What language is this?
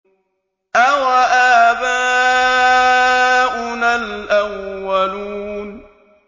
Arabic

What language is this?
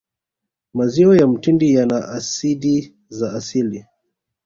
Swahili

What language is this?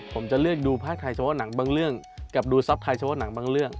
Thai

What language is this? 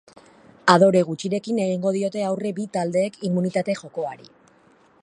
Basque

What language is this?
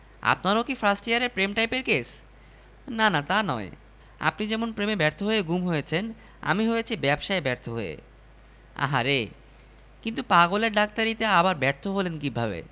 Bangla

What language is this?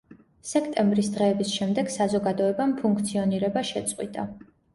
Georgian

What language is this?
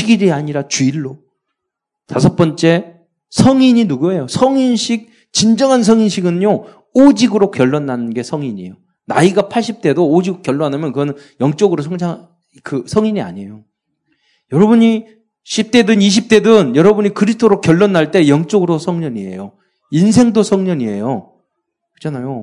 Korean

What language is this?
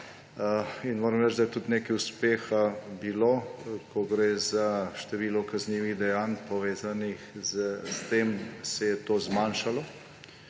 Slovenian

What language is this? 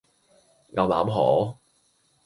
Cantonese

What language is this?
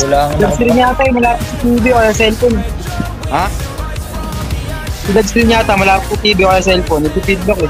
Filipino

